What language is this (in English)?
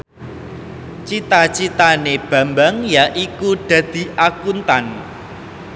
Javanese